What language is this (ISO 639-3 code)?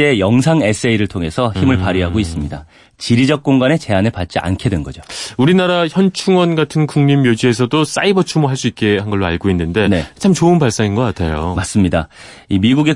kor